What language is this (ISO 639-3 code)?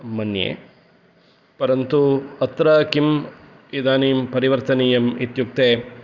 san